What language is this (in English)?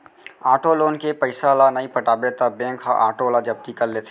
Chhattisgarhi